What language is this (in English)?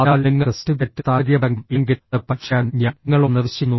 Malayalam